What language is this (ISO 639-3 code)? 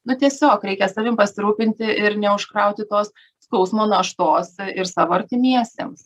lit